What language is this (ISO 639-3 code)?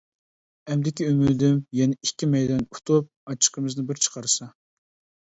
uig